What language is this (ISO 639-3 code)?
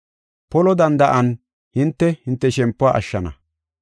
gof